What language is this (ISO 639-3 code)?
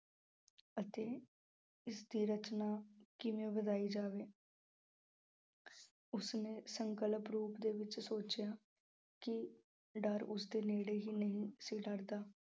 pan